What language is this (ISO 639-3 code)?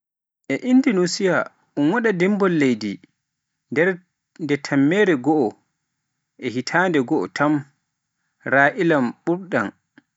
fuf